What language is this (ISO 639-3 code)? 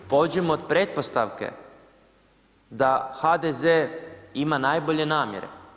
hrv